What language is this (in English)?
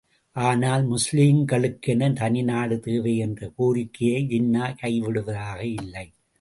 Tamil